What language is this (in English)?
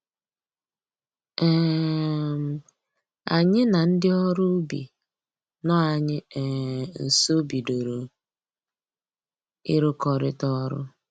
Igbo